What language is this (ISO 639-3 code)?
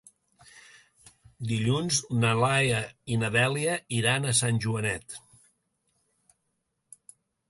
cat